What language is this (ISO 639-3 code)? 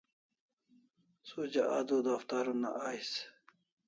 kls